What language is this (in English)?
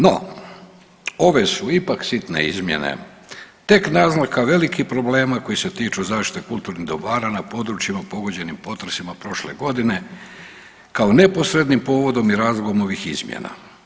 Croatian